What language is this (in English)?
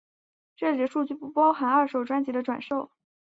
Chinese